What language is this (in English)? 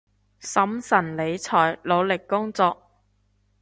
Cantonese